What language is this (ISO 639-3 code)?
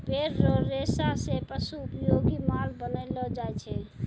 mai